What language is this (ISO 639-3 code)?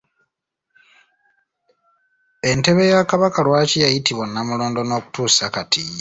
lug